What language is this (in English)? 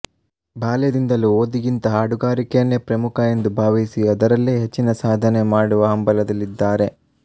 Kannada